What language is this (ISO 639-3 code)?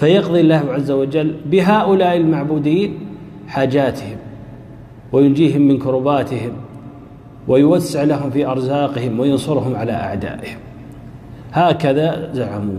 ara